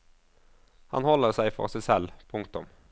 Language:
Norwegian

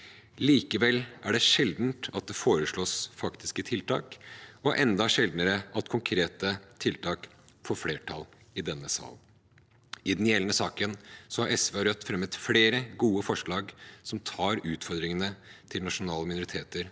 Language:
Norwegian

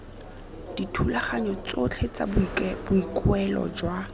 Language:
Tswana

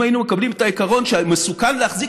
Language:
Hebrew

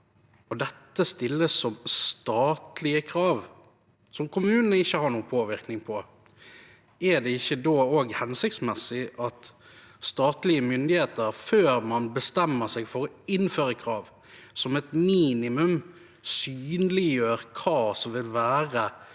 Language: Norwegian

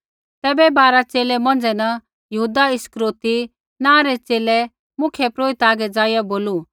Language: Kullu Pahari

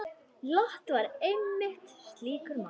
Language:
Icelandic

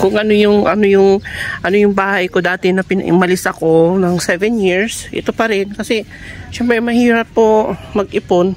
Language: Filipino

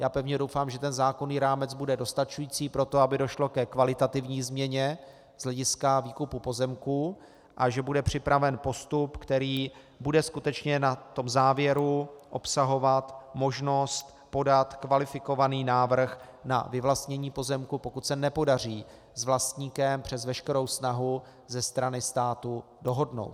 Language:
Czech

